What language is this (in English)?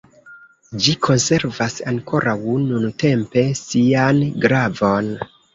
Esperanto